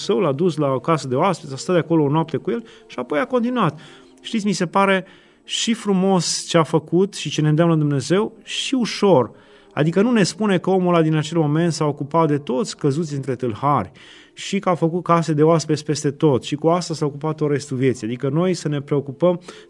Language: Romanian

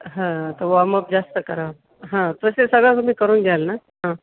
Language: Marathi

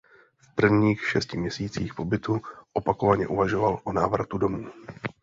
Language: Czech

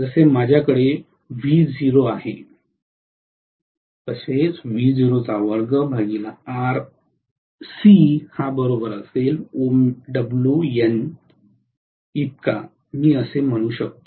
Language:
Marathi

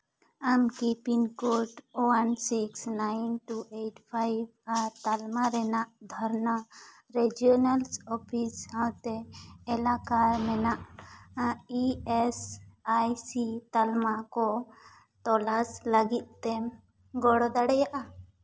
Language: Santali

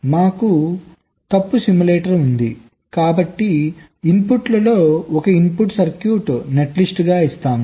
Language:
Telugu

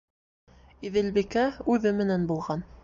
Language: Bashkir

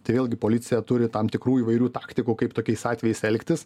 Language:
Lithuanian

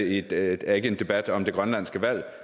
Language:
Danish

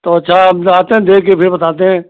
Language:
Hindi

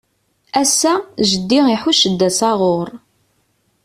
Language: Kabyle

